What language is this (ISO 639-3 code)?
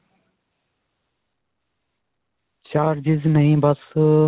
pan